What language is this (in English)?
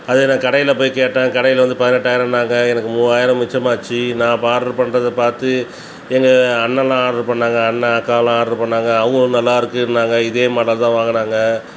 Tamil